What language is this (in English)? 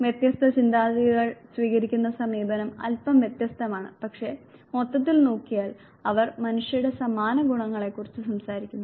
Malayalam